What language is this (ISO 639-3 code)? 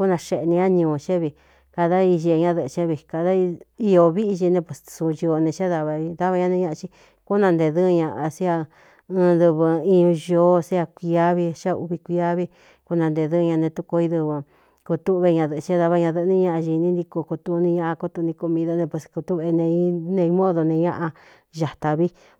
xtu